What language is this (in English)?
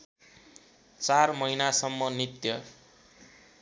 Nepali